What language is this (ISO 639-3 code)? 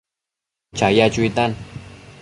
mcf